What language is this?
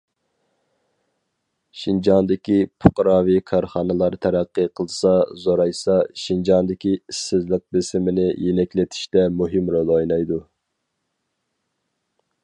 Uyghur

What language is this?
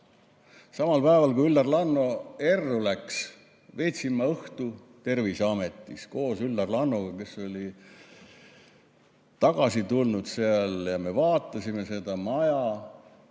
Estonian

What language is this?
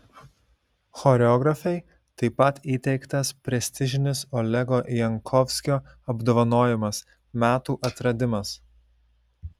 Lithuanian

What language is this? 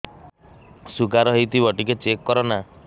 Odia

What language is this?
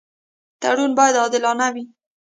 Pashto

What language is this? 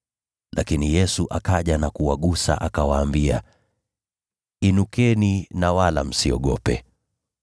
Swahili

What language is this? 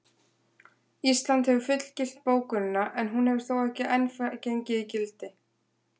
Icelandic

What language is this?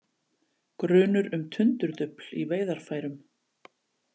Icelandic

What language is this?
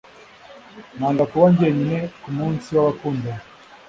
Kinyarwanda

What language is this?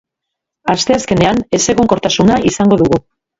Basque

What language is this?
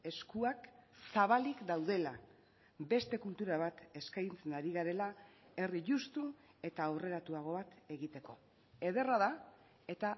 Basque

